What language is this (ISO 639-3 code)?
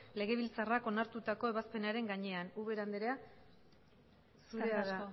eus